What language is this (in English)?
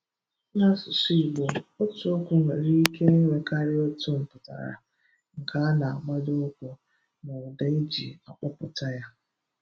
Igbo